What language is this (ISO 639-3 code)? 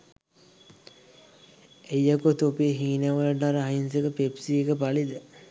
sin